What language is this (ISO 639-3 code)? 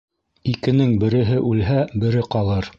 bak